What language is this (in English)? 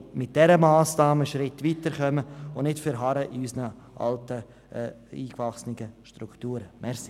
Swiss German